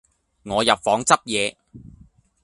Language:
Cantonese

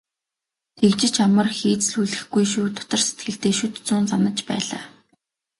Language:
Mongolian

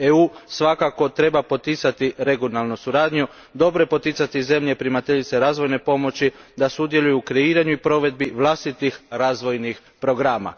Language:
Croatian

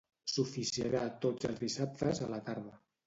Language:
Catalan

